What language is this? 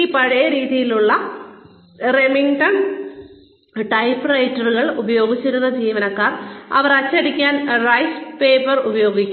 Malayalam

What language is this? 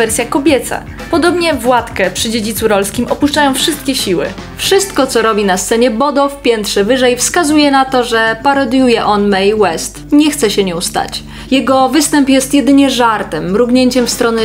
Polish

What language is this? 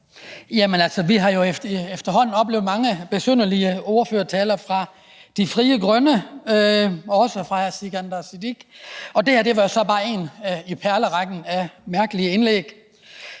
Danish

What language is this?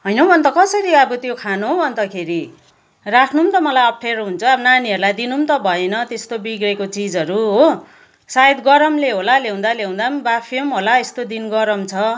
Nepali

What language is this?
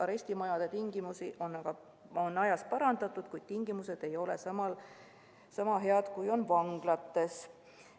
Estonian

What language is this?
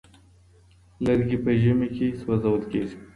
Pashto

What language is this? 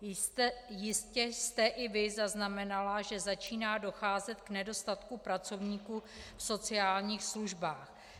Czech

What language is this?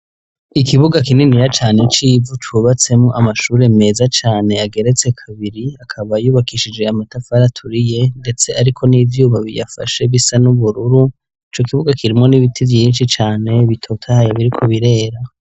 Rundi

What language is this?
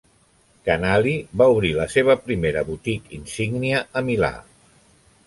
Catalan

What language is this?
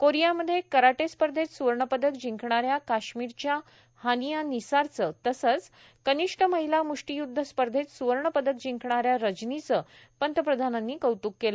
Marathi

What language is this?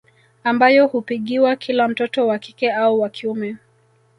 Swahili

